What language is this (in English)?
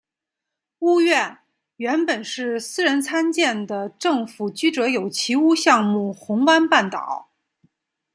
Chinese